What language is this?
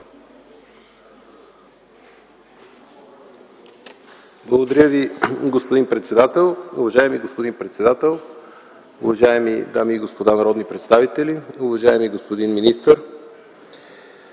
Bulgarian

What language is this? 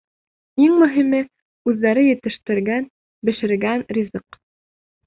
Bashkir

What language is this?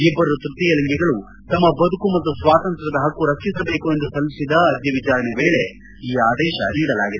Kannada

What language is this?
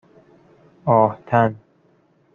Persian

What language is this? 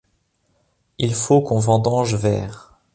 French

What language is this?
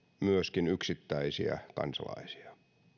Finnish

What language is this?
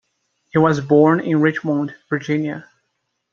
English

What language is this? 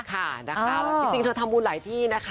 Thai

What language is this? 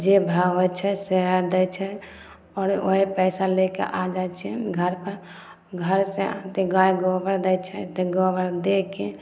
Maithili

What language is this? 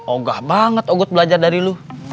Indonesian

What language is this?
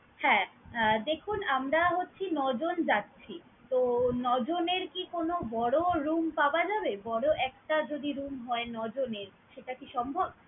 Bangla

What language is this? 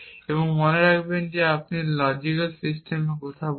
Bangla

